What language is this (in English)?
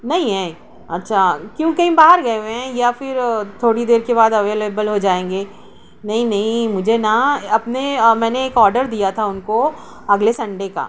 Urdu